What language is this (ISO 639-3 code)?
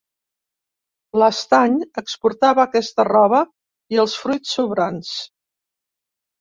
cat